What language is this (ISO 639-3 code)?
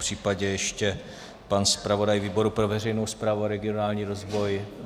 ces